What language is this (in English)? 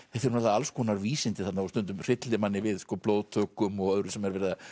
Icelandic